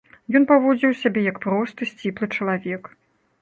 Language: Belarusian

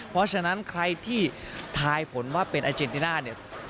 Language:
Thai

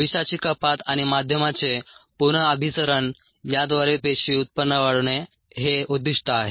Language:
Marathi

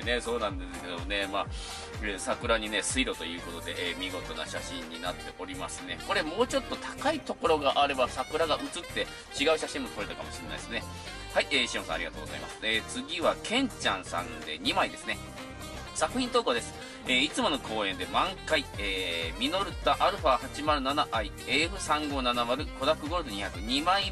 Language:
Japanese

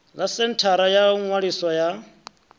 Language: Venda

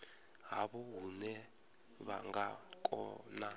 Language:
Venda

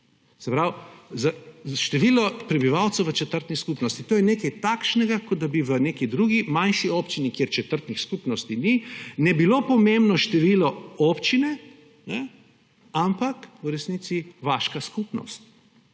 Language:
Slovenian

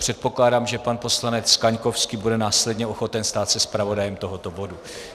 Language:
Czech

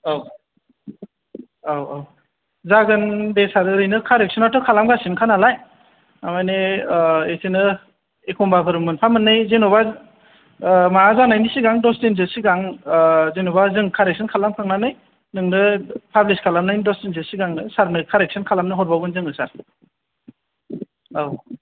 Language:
Bodo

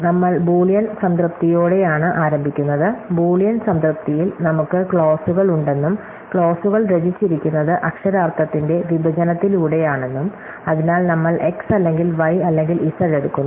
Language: Malayalam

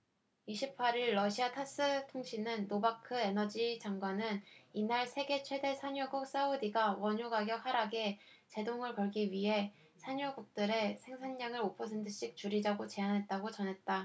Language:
Korean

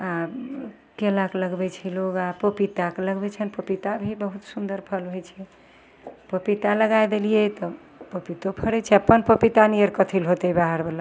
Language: Maithili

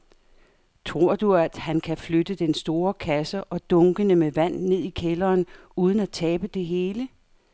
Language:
Danish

